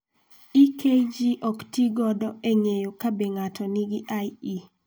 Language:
Luo (Kenya and Tanzania)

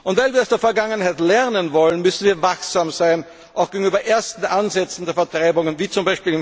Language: German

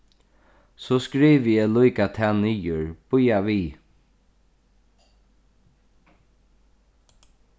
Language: Faroese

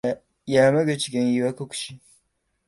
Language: Japanese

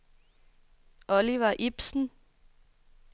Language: Danish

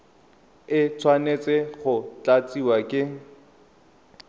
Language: Tswana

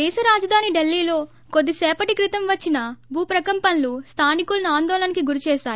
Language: Telugu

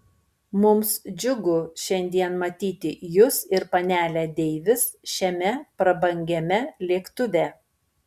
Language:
Lithuanian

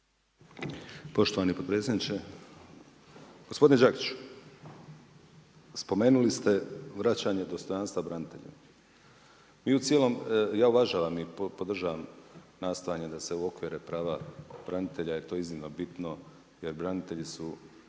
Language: Croatian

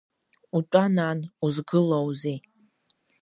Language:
Abkhazian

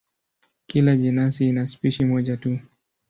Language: Swahili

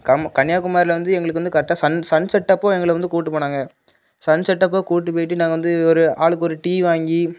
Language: Tamil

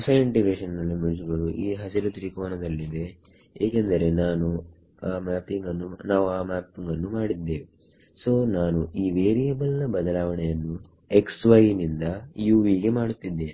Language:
Kannada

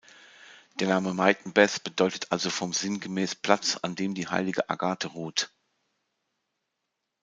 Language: German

